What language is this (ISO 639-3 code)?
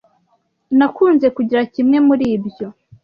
kin